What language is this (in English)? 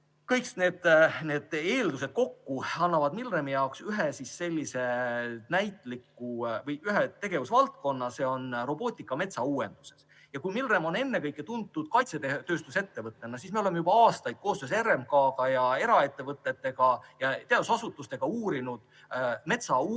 Estonian